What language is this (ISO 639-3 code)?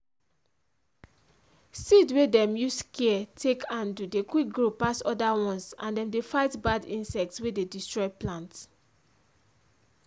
pcm